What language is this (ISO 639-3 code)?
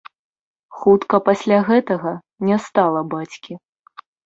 bel